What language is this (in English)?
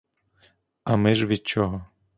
Ukrainian